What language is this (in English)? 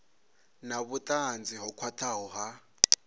Venda